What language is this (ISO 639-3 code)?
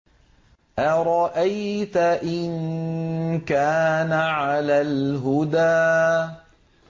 ara